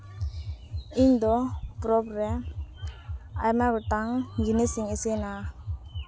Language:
Santali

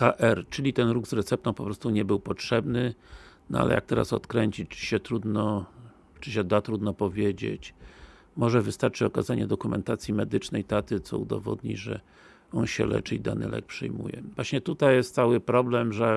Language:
Polish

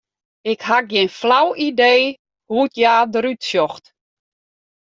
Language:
Western Frisian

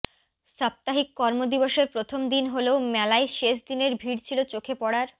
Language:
Bangla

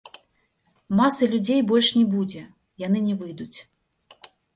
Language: Belarusian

